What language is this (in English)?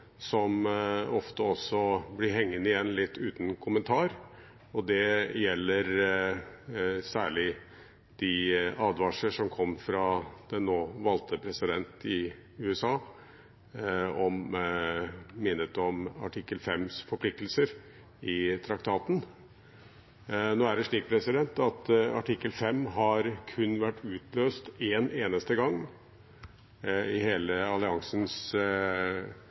Norwegian Bokmål